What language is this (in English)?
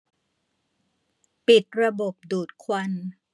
Thai